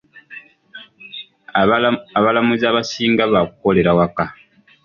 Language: Ganda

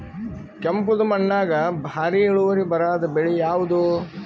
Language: Kannada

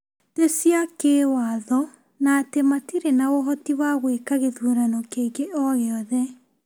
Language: Kikuyu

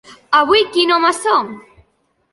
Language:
Catalan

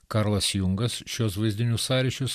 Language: Lithuanian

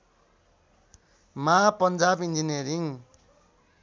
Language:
Nepali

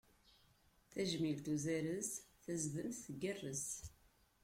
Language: Kabyle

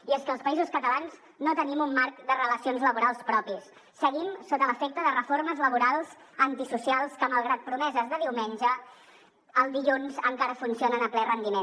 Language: Catalan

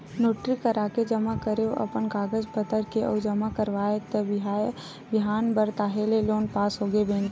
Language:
Chhattisgarhi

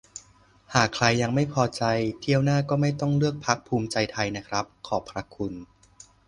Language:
Thai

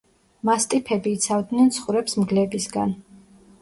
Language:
Georgian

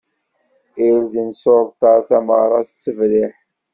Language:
Kabyle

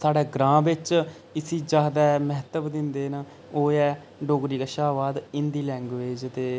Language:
Dogri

